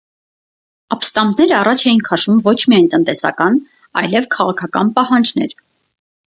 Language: Armenian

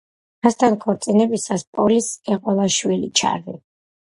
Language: Georgian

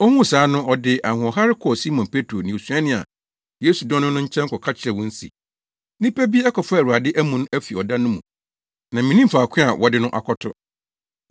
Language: Akan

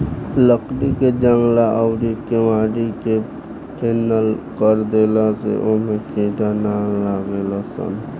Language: Bhojpuri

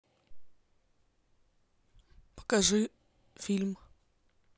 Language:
Russian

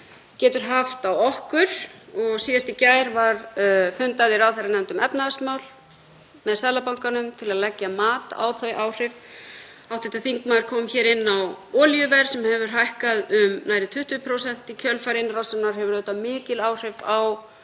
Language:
Icelandic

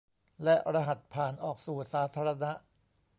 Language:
Thai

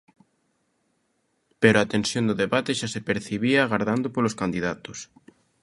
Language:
Galician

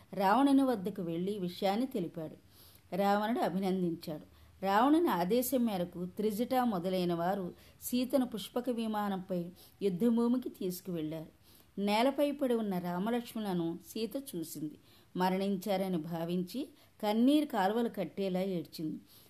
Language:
Telugu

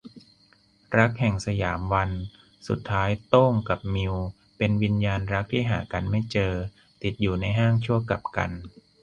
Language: Thai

